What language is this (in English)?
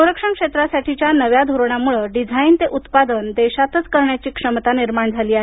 Marathi